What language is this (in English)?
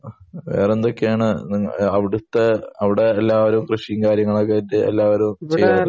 Malayalam